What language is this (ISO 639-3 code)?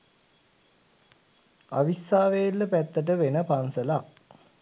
sin